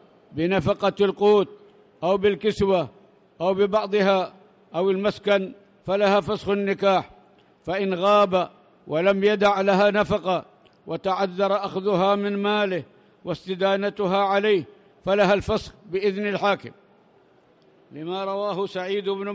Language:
Arabic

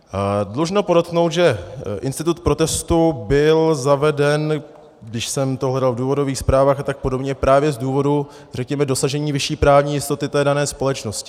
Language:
Czech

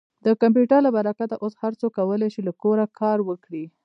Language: Pashto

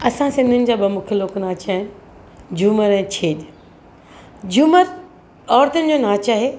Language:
Sindhi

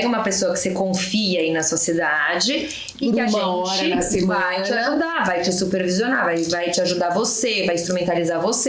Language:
Portuguese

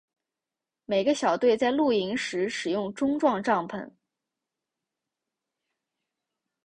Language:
Chinese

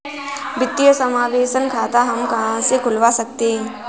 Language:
Hindi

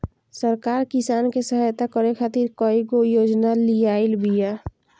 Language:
Bhojpuri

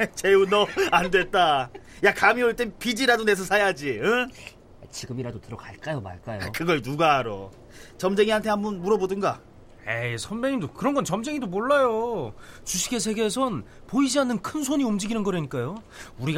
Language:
Korean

